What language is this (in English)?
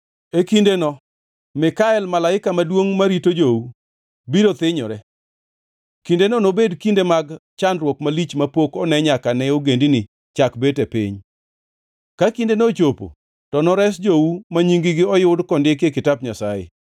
Luo (Kenya and Tanzania)